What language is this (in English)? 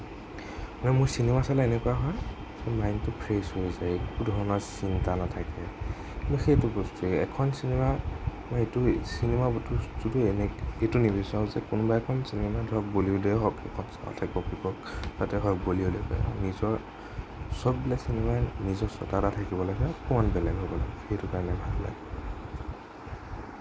Assamese